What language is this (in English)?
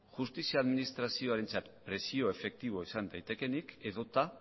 Basque